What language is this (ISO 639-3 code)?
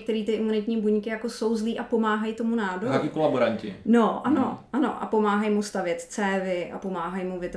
ces